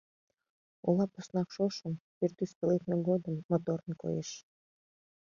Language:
Mari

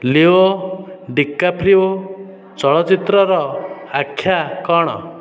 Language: Odia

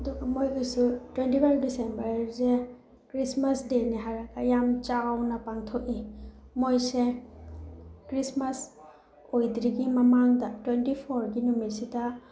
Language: Manipuri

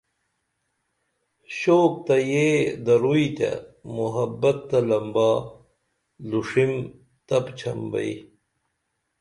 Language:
Dameli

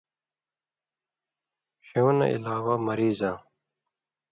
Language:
Indus Kohistani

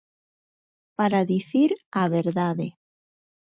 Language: Galician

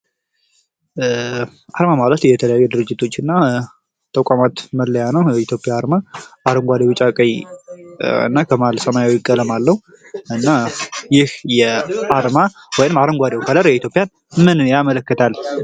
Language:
Amharic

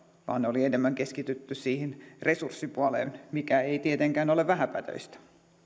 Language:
Finnish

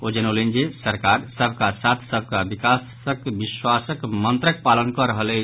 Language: Maithili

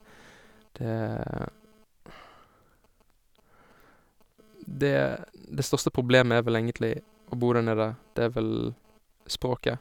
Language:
Norwegian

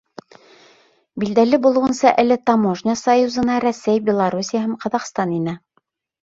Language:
Bashkir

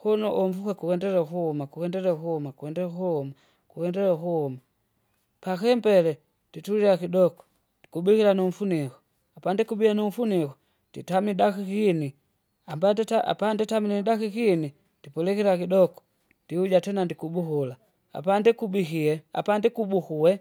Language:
Kinga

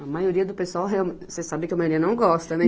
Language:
Portuguese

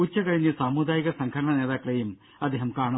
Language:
Malayalam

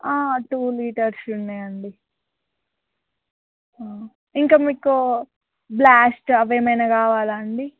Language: Telugu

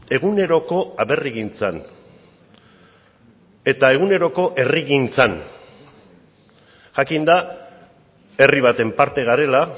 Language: Basque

